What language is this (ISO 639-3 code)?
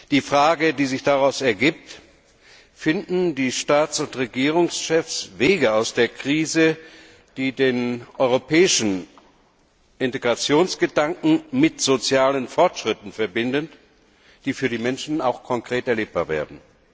deu